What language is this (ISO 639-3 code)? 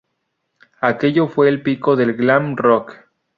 spa